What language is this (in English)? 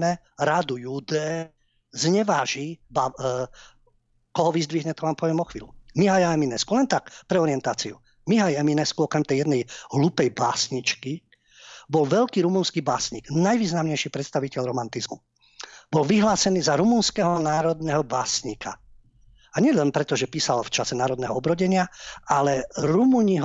Slovak